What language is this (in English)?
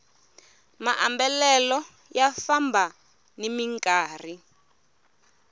Tsonga